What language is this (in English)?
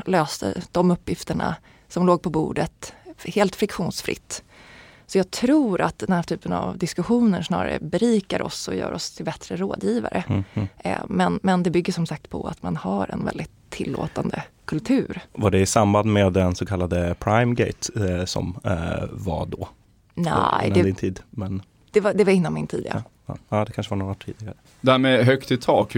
Swedish